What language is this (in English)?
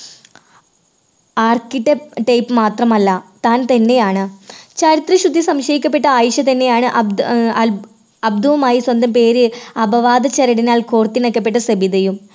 Malayalam